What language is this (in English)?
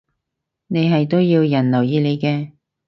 Cantonese